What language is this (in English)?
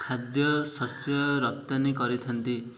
Odia